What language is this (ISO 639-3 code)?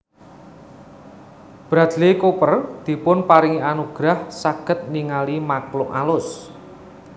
jav